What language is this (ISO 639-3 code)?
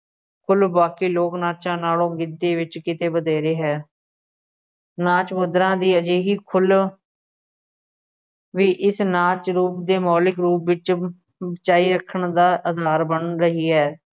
pan